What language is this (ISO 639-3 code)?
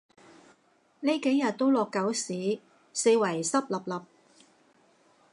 yue